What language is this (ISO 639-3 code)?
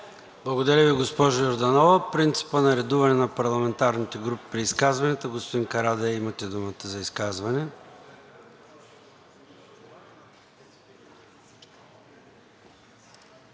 bul